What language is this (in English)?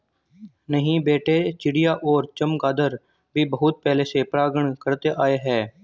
Hindi